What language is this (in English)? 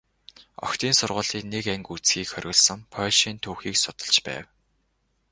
Mongolian